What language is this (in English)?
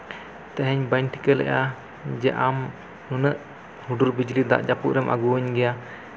Santali